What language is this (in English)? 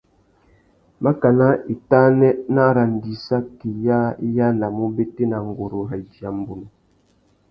Tuki